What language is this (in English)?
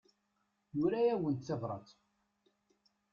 Kabyle